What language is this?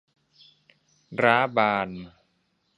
Thai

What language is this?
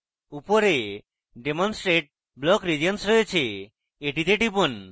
Bangla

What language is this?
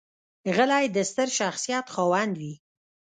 Pashto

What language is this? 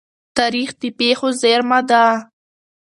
Pashto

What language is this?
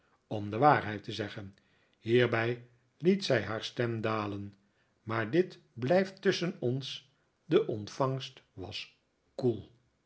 Dutch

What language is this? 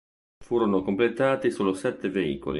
Italian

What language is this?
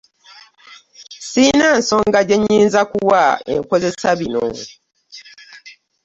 Ganda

